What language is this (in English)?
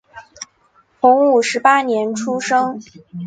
Chinese